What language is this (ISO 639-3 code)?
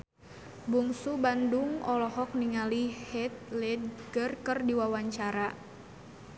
sun